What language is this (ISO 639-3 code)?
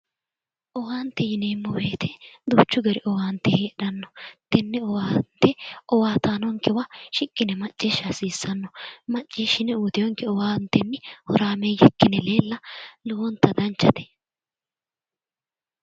sid